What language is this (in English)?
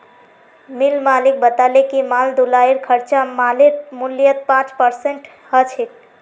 Magahi